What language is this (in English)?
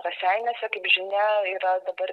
Lithuanian